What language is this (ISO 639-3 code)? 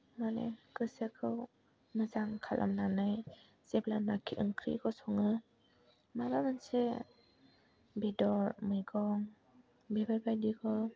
brx